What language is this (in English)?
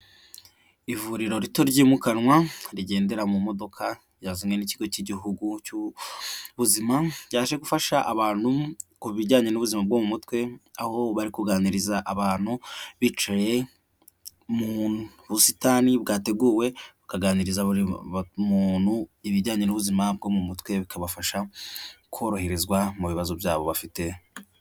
Kinyarwanda